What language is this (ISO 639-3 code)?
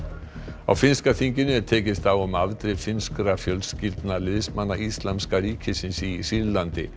isl